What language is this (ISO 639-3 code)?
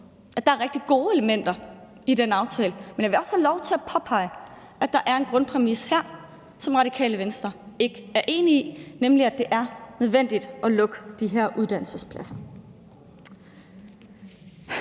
dan